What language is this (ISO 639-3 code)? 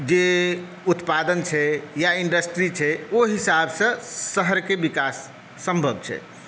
mai